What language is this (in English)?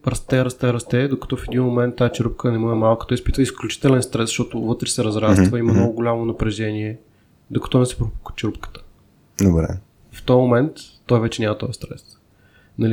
Bulgarian